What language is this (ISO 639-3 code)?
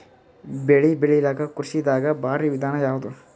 kan